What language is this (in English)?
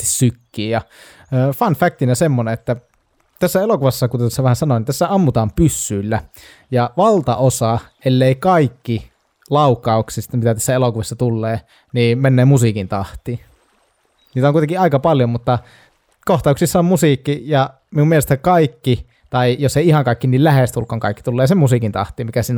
Finnish